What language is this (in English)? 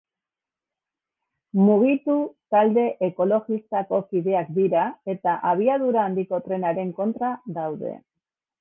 Basque